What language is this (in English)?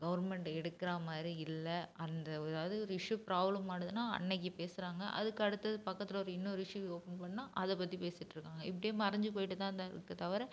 Tamil